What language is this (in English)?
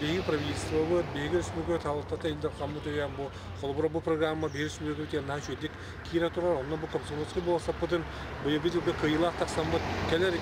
Turkish